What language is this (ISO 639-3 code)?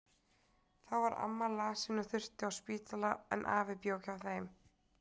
isl